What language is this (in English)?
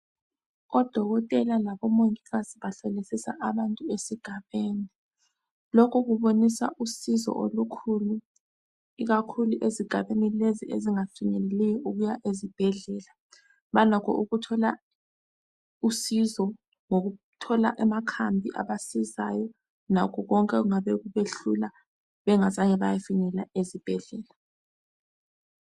North Ndebele